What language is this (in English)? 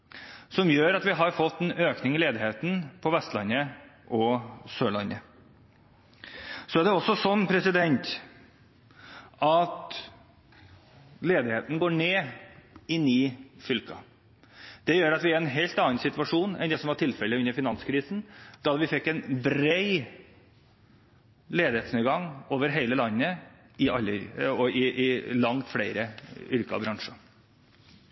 Norwegian Bokmål